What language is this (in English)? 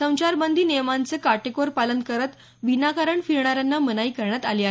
Marathi